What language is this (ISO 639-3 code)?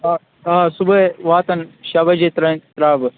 kas